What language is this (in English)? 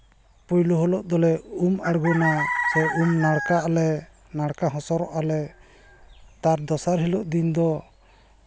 Santali